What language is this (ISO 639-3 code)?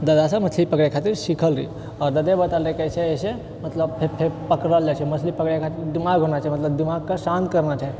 mai